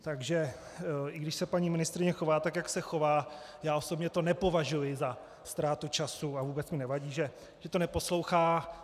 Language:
Czech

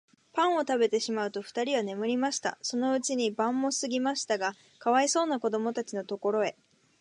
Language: Japanese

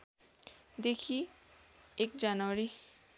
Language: Nepali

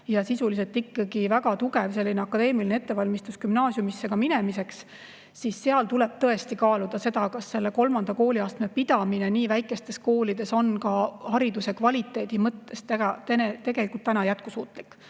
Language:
Estonian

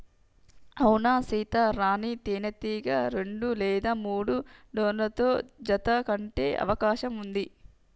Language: Telugu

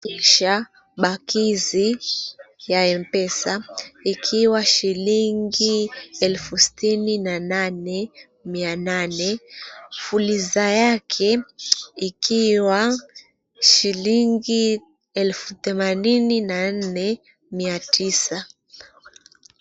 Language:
Swahili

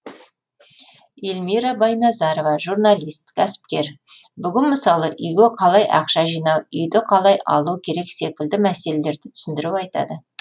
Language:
Kazakh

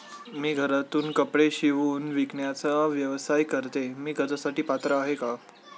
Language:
Marathi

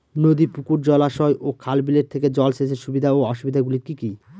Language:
Bangla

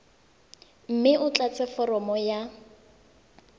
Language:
Tswana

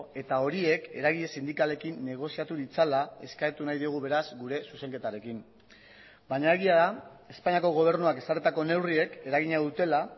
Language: Basque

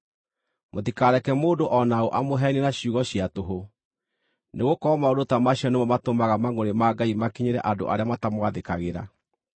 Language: Kikuyu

